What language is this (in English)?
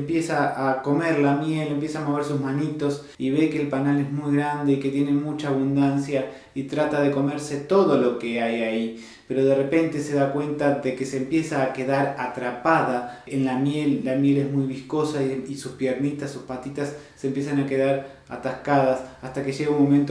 Spanish